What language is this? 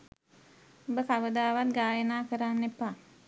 Sinhala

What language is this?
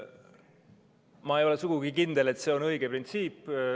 Estonian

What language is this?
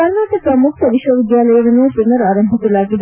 Kannada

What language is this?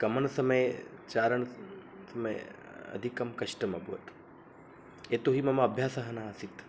Sanskrit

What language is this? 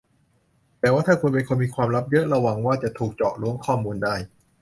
Thai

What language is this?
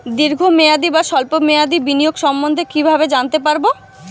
Bangla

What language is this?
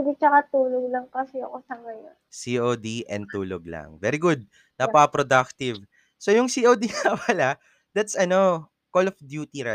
Filipino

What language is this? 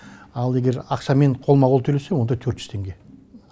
Kazakh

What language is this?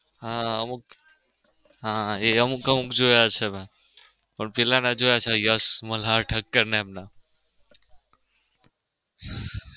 Gujarati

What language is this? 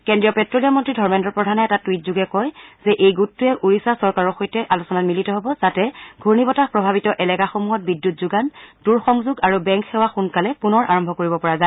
Assamese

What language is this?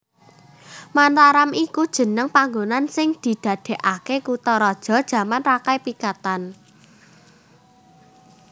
Javanese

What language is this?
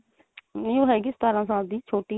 Punjabi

